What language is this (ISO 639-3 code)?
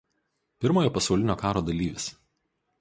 lit